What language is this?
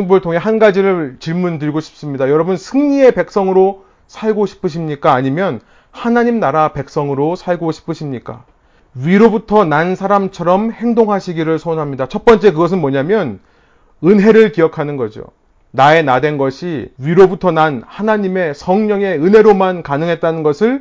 Korean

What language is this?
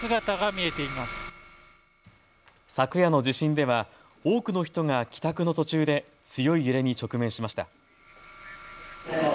Japanese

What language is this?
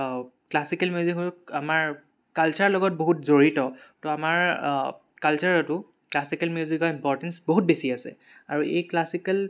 Assamese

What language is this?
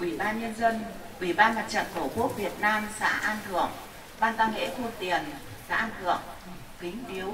Vietnamese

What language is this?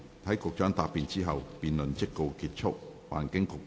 Cantonese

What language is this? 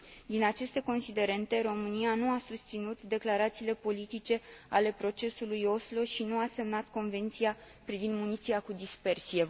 Romanian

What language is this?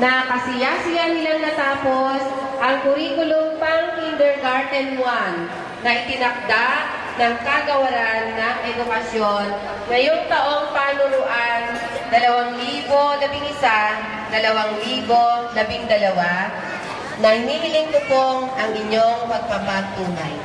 Filipino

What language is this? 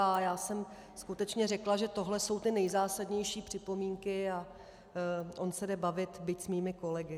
Czech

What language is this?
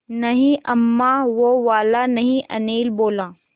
Hindi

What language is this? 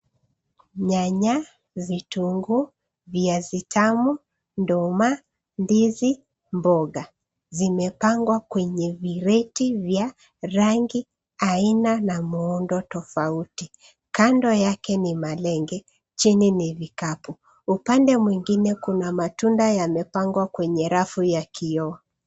Swahili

